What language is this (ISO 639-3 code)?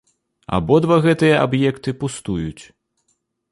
bel